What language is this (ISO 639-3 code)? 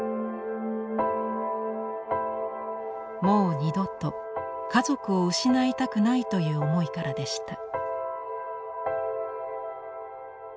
jpn